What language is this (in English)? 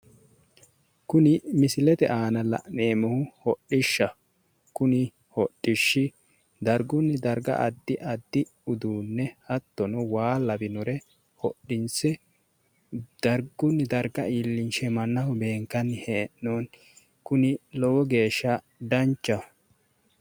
Sidamo